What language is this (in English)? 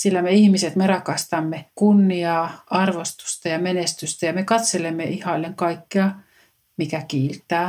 Finnish